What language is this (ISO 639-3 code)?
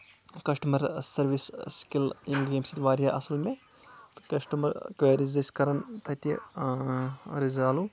kas